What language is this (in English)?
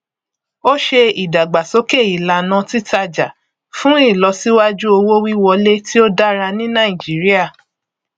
Yoruba